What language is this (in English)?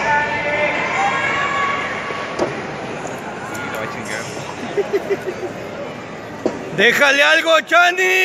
Spanish